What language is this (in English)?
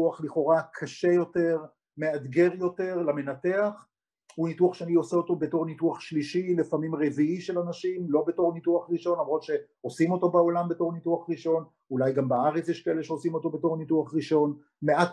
Hebrew